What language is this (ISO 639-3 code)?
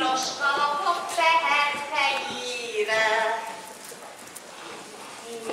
hun